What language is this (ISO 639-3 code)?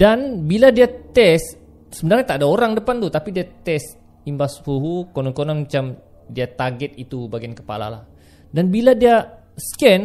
msa